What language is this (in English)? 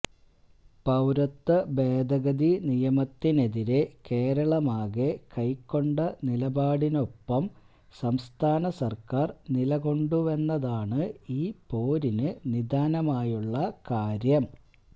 Malayalam